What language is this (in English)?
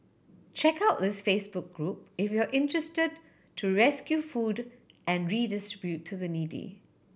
English